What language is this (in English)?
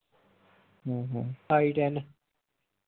Punjabi